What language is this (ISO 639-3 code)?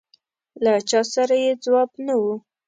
pus